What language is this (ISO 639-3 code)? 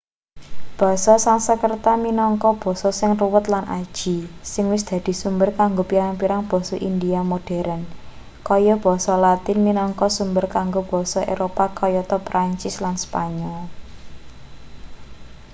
jav